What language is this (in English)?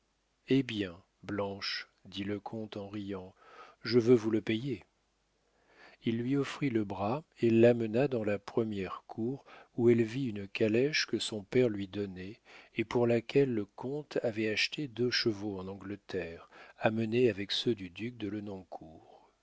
French